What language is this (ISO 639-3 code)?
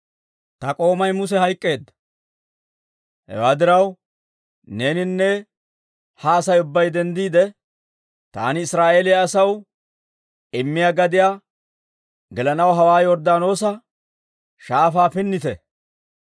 dwr